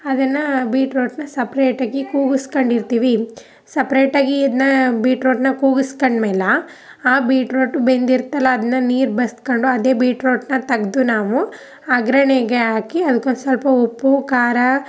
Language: Kannada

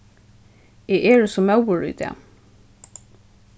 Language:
Faroese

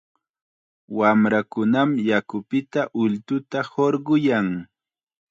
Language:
Chiquián Ancash Quechua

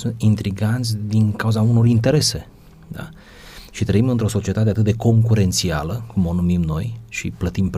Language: Romanian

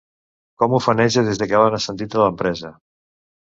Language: Catalan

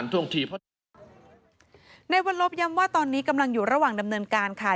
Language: Thai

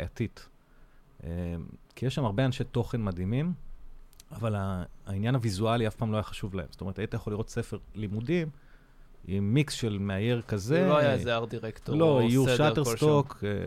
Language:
Hebrew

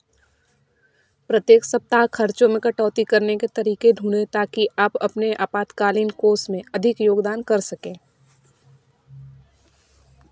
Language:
Hindi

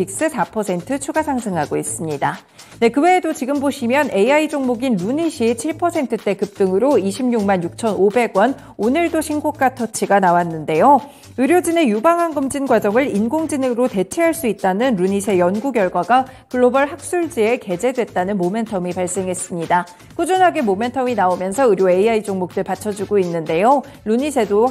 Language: Korean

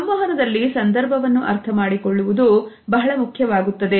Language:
Kannada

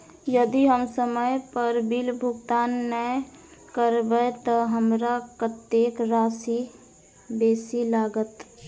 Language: Maithili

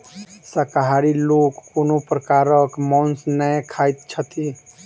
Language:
Maithili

